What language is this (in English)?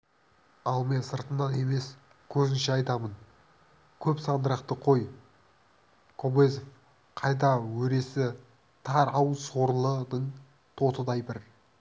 Kazakh